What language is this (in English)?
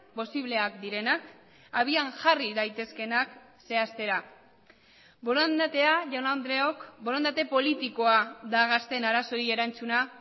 Basque